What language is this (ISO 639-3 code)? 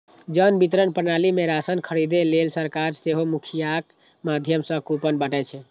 mai